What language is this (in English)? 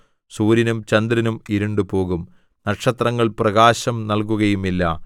Malayalam